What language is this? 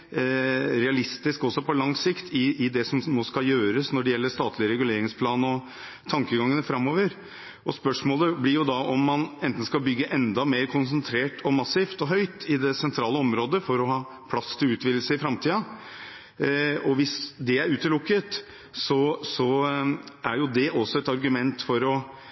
Norwegian Bokmål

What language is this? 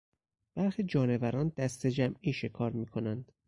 Persian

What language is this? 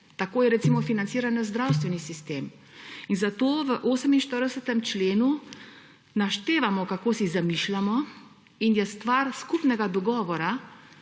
Slovenian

